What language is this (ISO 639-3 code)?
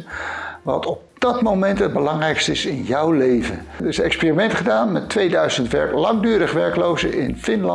nld